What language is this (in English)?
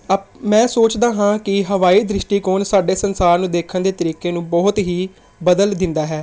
Punjabi